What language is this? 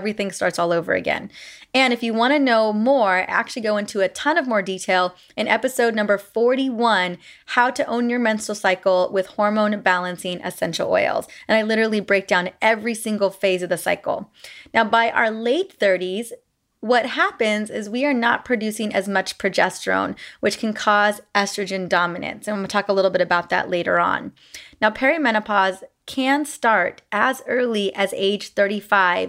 English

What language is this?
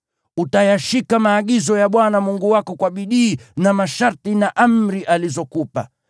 Swahili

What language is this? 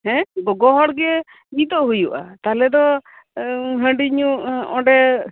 Santali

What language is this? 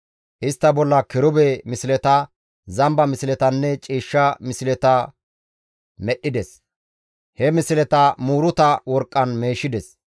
Gamo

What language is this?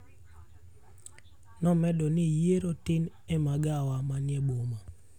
Luo (Kenya and Tanzania)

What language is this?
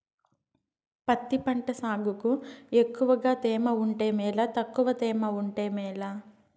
Telugu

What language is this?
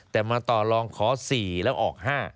Thai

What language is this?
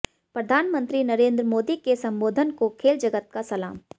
Hindi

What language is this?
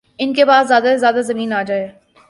Urdu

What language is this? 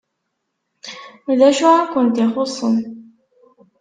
Kabyle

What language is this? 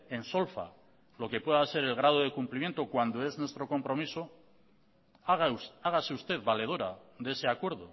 Spanish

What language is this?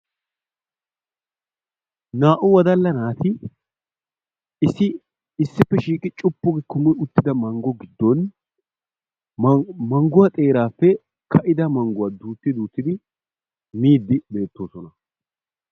Wolaytta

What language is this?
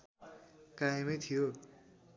Nepali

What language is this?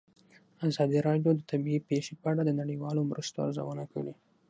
Pashto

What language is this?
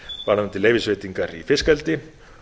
Icelandic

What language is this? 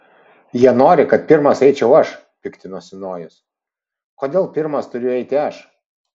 Lithuanian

